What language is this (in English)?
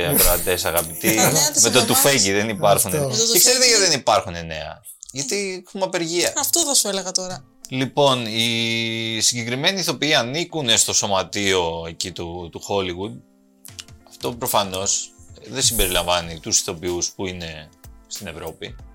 Greek